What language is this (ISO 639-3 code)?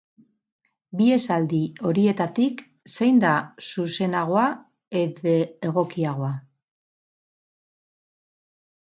eus